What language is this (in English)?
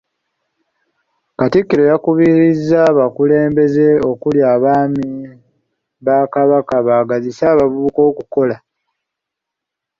Ganda